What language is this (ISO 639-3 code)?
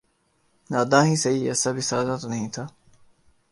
urd